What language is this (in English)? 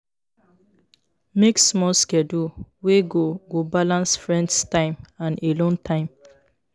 Nigerian Pidgin